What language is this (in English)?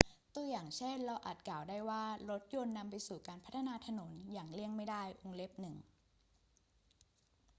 Thai